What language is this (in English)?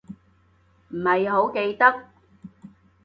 Cantonese